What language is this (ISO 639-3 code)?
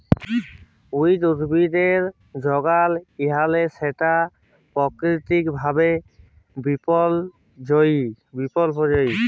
ben